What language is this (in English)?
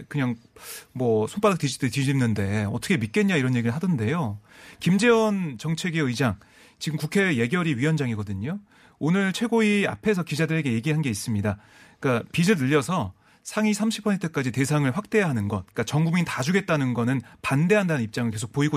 Korean